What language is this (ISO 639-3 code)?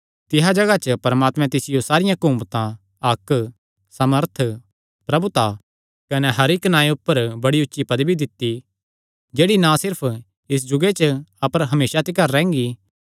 xnr